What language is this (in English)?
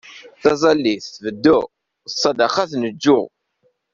Kabyle